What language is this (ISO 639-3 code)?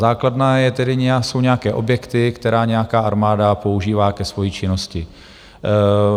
ces